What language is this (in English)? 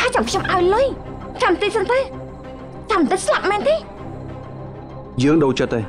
Thai